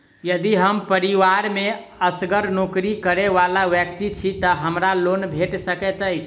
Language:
Maithili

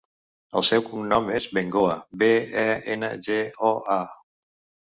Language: Catalan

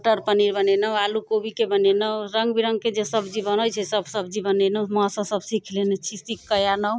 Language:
Maithili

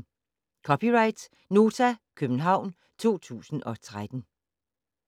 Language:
Danish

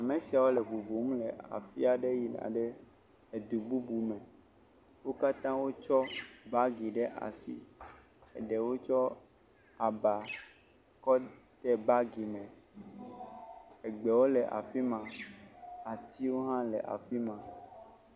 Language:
Ewe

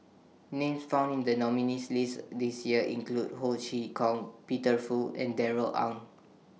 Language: English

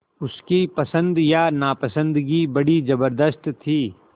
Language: Hindi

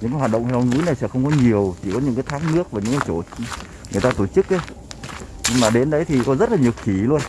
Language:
Vietnamese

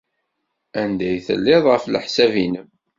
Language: Kabyle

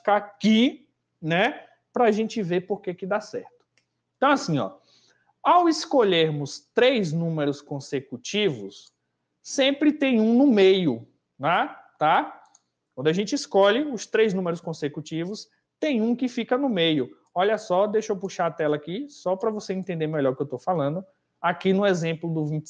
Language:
Portuguese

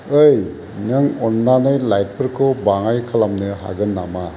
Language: Bodo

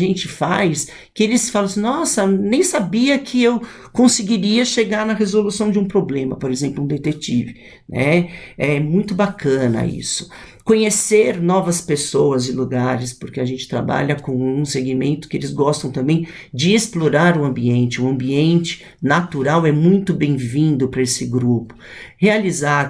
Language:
Portuguese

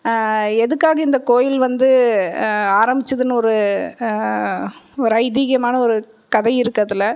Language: Tamil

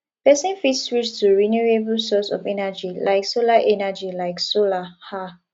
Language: Nigerian Pidgin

